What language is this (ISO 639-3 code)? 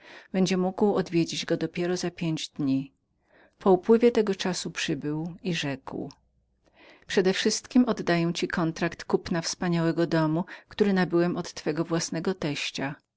pol